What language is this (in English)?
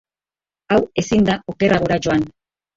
Basque